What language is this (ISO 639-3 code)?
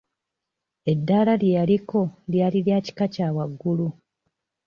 lug